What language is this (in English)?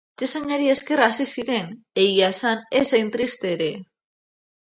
Basque